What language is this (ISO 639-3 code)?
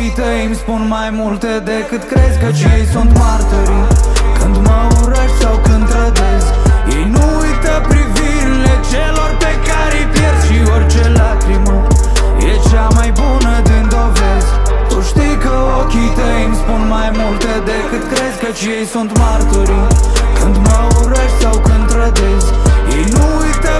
ron